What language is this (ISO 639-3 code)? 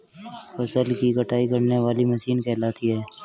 hin